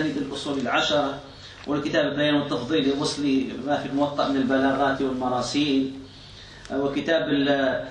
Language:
Arabic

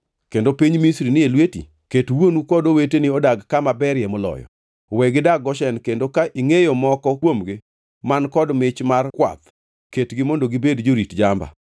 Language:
Luo (Kenya and Tanzania)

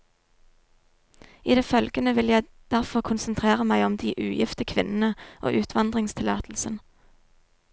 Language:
Norwegian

